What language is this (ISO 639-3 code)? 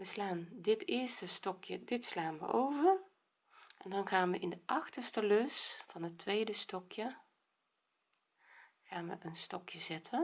nld